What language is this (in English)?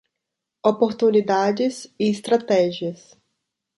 Portuguese